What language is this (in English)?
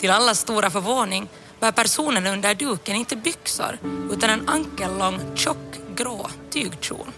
Swedish